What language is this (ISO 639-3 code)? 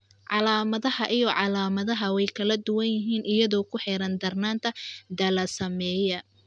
som